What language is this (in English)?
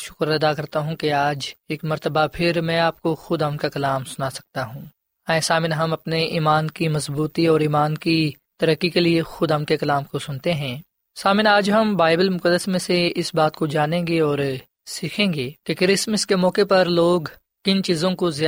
Urdu